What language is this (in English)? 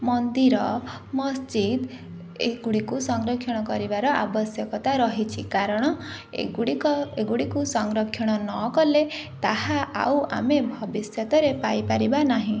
Odia